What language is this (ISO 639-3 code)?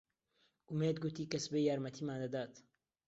ckb